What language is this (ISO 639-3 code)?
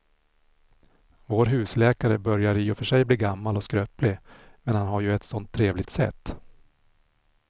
swe